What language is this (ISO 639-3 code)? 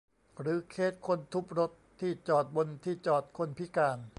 tha